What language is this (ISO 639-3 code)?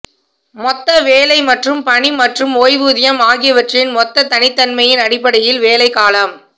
tam